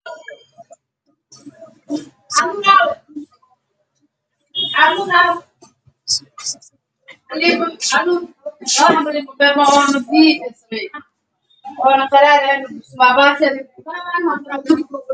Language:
Somali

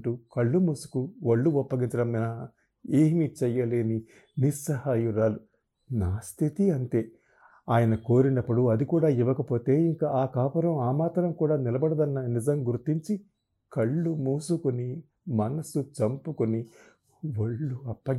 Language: Telugu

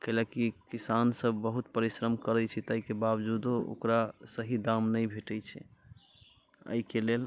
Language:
Maithili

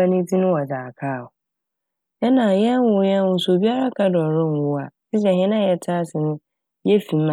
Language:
Akan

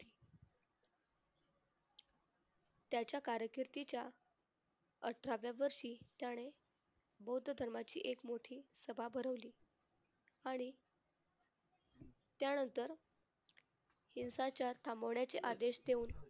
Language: Marathi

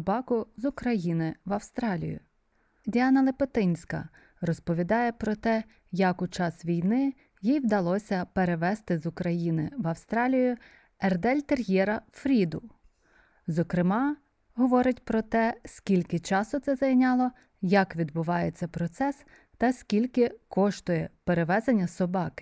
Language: Ukrainian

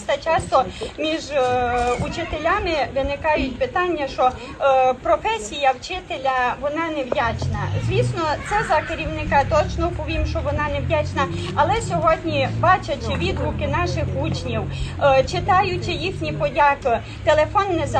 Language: Ukrainian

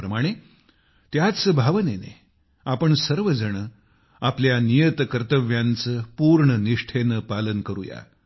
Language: Marathi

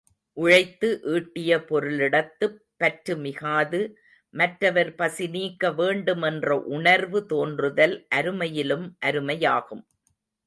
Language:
Tamil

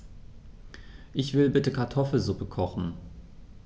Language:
German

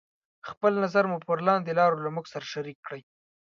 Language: Pashto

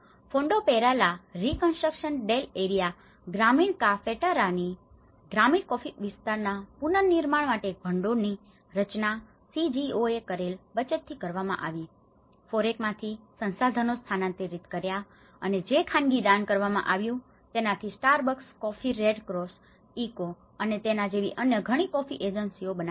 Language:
Gujarati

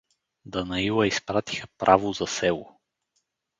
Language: Bulgarian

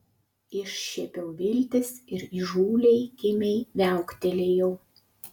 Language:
Lithuanian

